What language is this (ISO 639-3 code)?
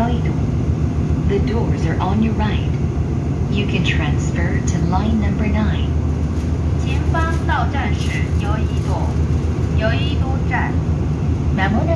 kor